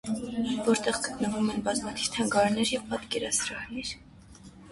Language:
Armenian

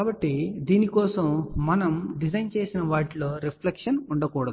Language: Telugu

